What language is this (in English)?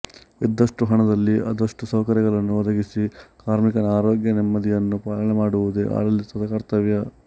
Kannada